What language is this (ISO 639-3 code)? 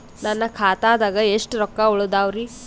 kan